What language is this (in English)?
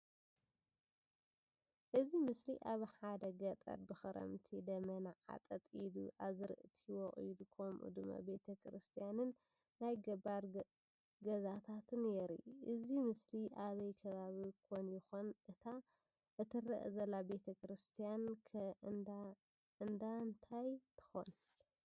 Tigrinya